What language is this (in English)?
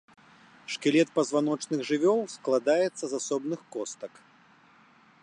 Belarusian